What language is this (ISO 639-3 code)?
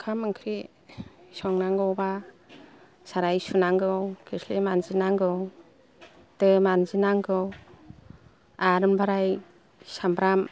brx